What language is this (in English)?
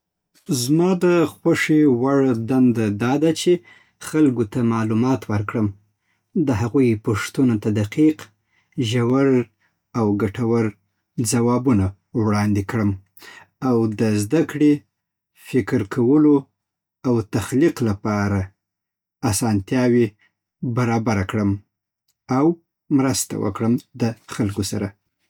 Southern Pashto